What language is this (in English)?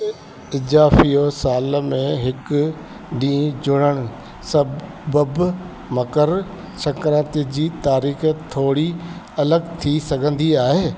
Sindhi